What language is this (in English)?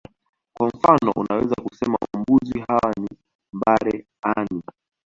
Swahili